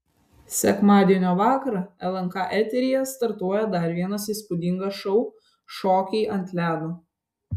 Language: Lithuanian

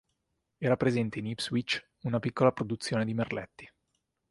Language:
Italian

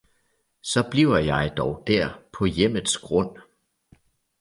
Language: Danish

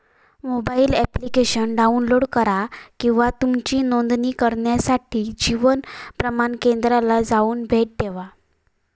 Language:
Marathi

